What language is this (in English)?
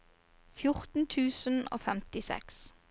Norwegian